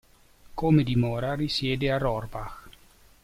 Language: Italian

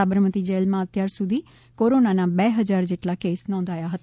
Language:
Gujarati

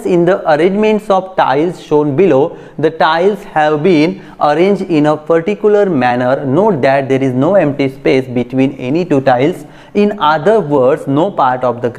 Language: Hindi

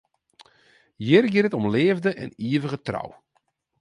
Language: Western Frisian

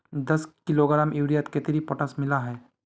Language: Magahi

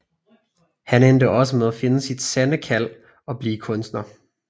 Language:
Danish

